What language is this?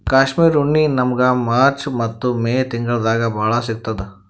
Kannada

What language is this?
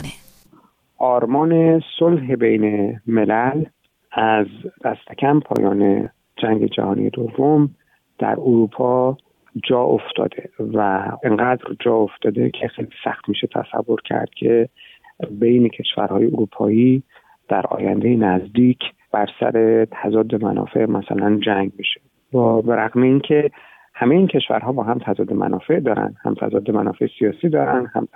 Persian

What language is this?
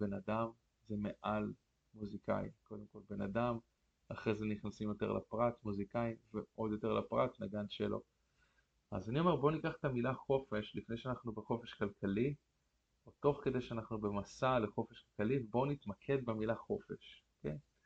Hebrew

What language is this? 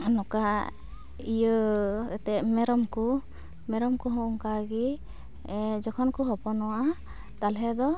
Santali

